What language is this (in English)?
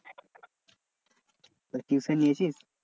Bangla